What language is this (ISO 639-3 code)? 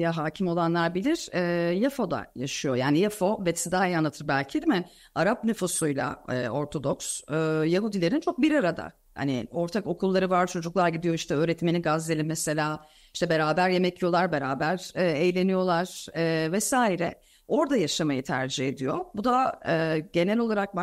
tur